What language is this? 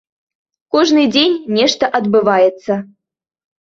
Belarusian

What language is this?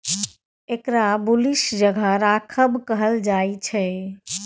Maithili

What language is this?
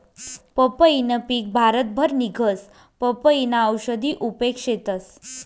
Marathi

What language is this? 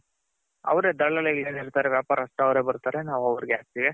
Kannada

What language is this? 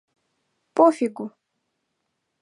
Mari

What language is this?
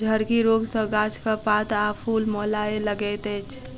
Maithili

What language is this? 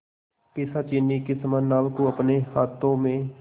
Hindi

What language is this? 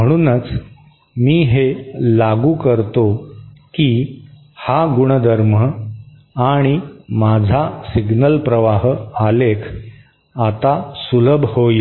Marathi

